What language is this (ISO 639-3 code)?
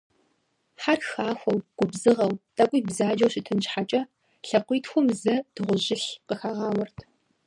kbd